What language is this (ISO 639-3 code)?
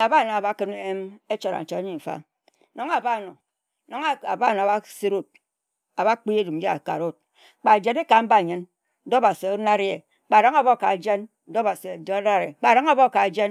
etu